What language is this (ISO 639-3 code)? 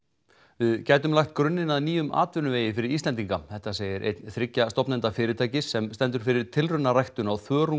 isl